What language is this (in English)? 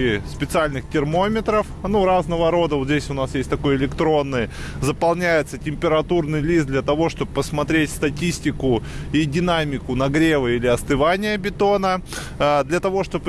Russian